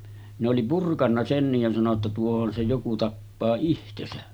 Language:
Finnish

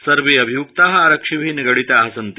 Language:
Sanskrit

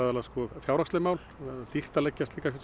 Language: Icelandic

